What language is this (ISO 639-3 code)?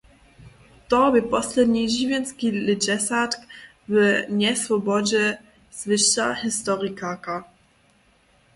hsb